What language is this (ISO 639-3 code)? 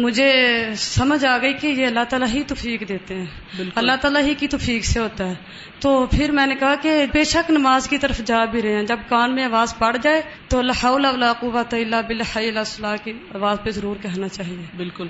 urd